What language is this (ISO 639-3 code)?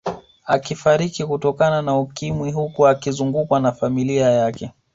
swa